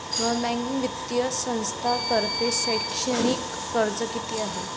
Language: Marathi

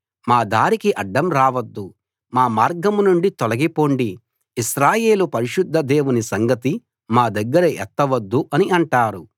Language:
Telugu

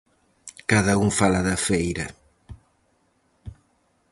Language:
Galician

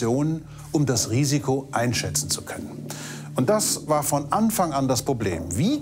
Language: German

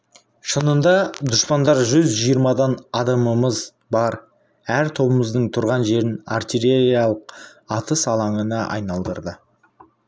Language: Kazakh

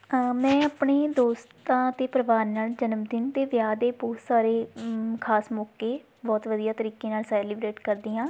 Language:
Punjabi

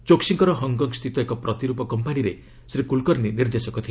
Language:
Odia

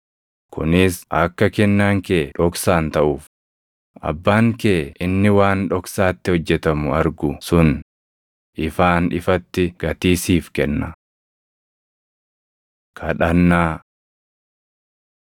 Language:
Oromo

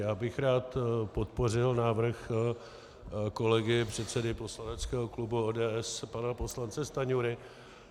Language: Czech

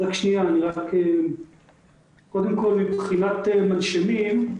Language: Hebrew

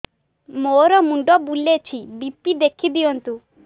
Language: Odia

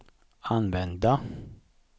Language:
Swedish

